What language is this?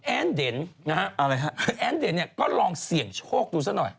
Thai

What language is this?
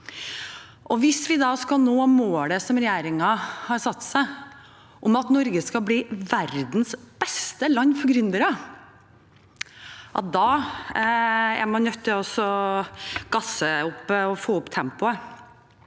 Norwegian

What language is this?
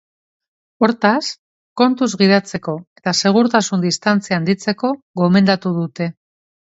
Basque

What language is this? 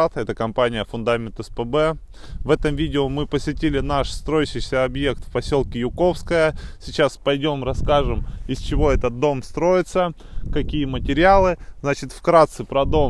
Russian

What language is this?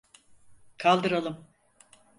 Turkish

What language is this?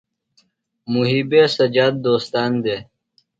Phalura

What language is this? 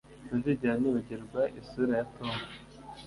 Kinyarwanda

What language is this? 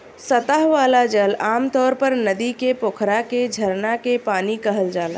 Bhojpuri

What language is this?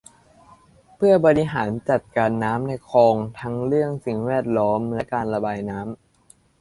Thai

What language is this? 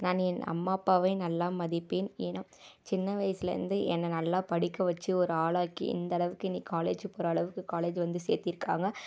Tamil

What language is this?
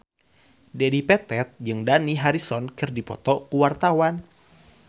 Sundanese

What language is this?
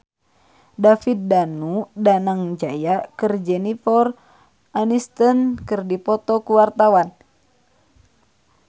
Sundanese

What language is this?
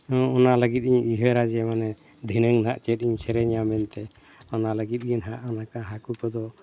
Santali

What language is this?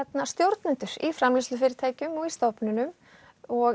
Icelandic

